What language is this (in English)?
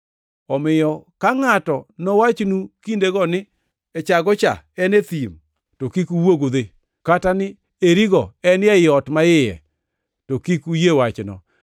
Luo (Kenya and Tanzania)